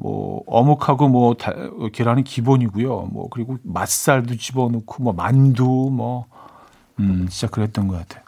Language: Korean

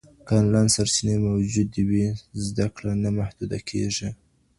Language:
Pashto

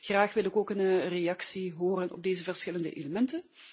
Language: Dutch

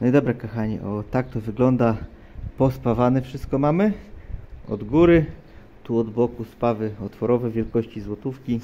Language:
Polish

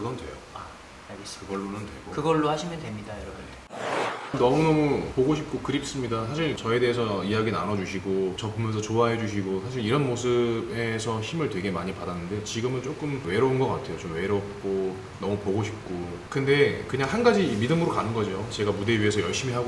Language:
Korean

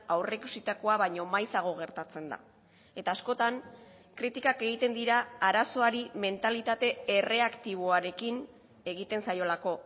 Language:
Basque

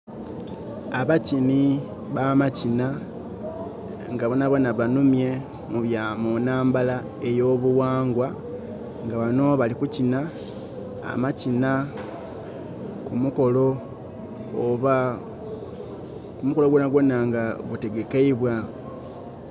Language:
Soga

